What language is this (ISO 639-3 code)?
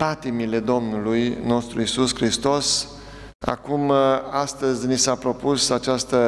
ron